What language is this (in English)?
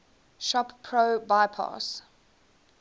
English